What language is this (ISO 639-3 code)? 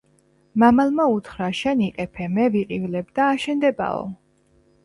kat